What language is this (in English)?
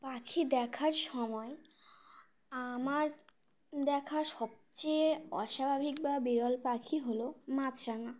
Bangla